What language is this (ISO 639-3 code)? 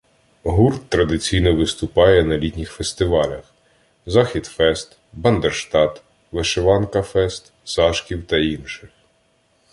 ukr